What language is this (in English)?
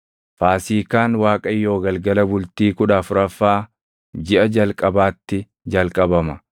Oromo